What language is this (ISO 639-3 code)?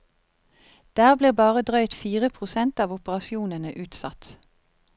nor